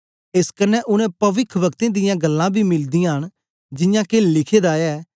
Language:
Dogri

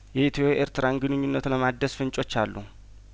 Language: Amharic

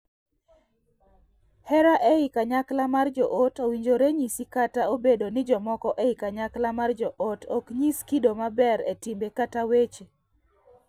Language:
Luo (Kenya and Tanzania)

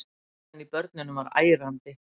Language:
Icelandic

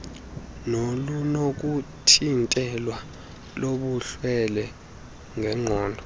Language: Xhosa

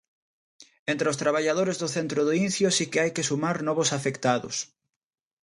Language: Galician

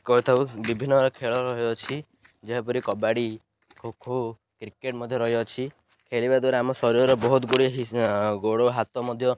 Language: Odia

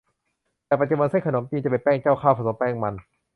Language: Thai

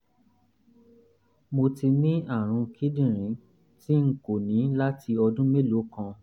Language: Yoruba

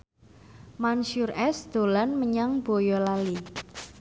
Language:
Javanese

